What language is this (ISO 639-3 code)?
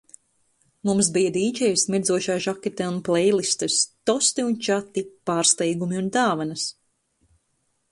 lav